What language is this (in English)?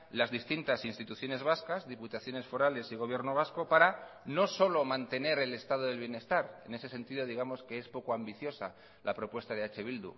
Spanish